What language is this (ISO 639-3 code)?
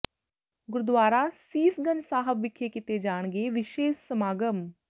pan